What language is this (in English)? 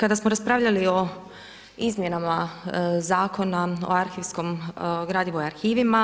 Croatian